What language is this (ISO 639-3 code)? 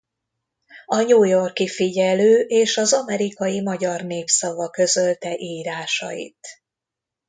hun